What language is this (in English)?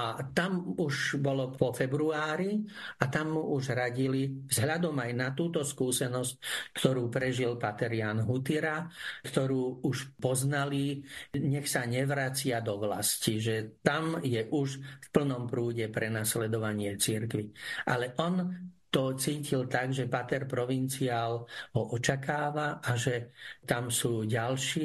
Slovak